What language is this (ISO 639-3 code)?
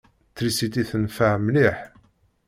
kab